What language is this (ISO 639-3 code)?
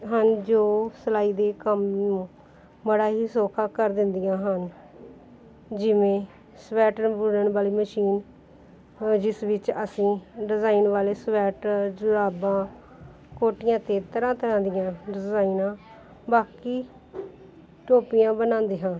pan